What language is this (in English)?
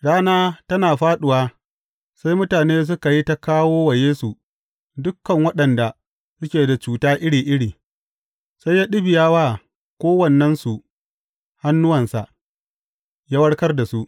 Hausa